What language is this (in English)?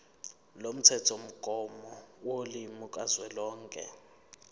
Zulu